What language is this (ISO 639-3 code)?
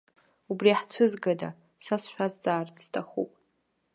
abk